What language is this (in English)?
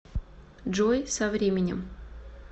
Russian